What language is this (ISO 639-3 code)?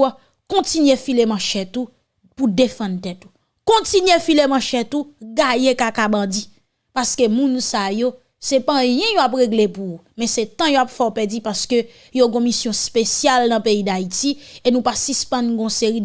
fra